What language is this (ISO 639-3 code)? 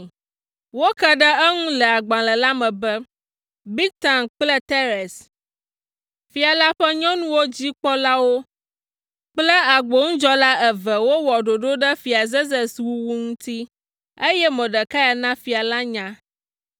ewe